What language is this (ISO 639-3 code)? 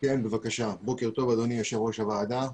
heb